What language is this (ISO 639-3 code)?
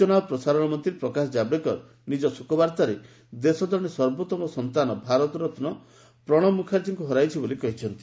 ori